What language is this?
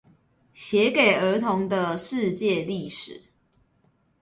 Chinese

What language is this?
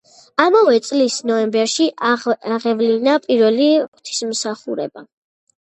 Georgian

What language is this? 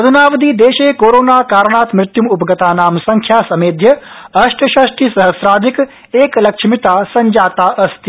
Sanskrit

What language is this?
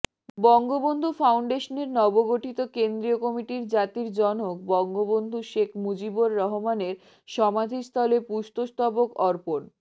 Bangla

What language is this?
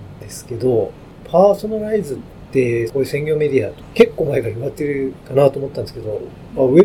Japanese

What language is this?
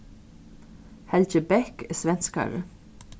Faroese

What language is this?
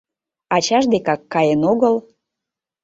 Mari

